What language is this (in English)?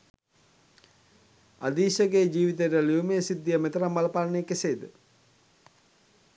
Sinhala